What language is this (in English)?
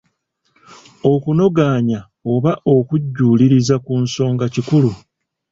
Ganda